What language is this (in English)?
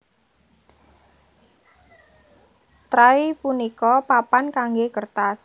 Javanese